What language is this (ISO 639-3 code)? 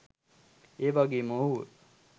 sin